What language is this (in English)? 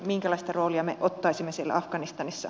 Finnish